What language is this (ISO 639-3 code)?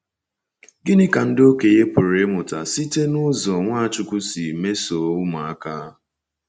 ibo